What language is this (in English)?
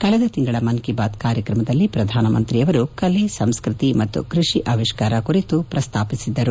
Kannada